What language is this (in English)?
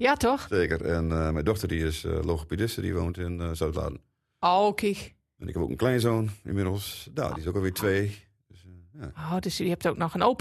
Dutch